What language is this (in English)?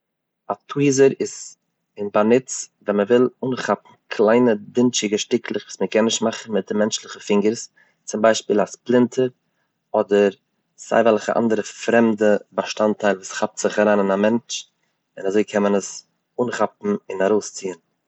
Yiddish